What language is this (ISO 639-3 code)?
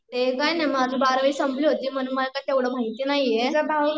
mar